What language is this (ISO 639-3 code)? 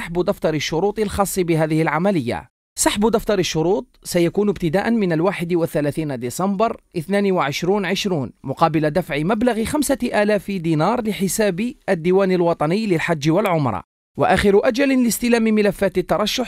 ara